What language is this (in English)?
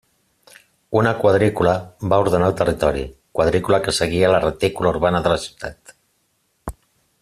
Catalan